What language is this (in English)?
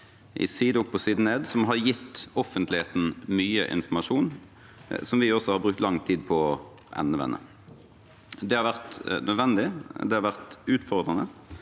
Norwegian